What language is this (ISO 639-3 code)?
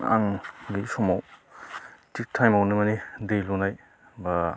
brx